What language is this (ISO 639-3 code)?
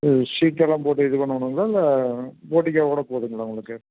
tam